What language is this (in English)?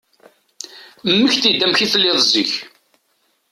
Kabyle